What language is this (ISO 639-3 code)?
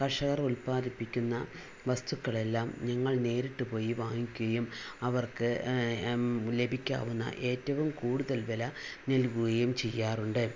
mal